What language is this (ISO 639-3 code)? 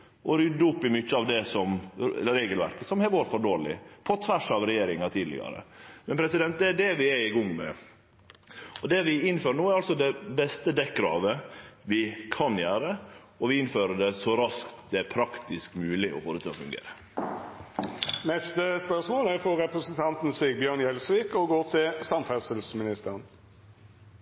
nno